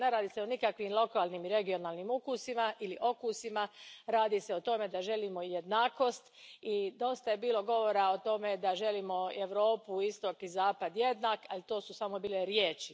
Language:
Croatian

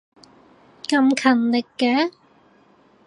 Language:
Cantonese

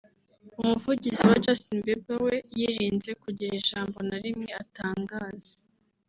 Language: Kinyarwanda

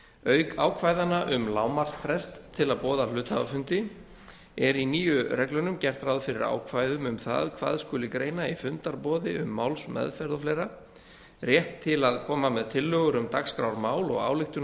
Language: Icelandic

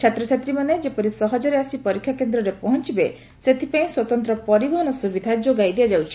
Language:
Odia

